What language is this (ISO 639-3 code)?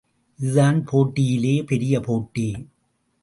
tam